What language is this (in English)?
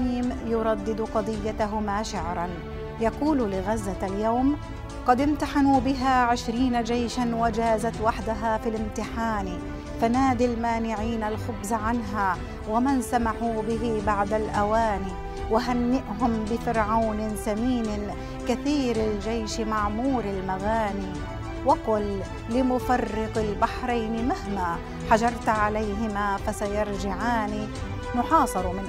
Arabic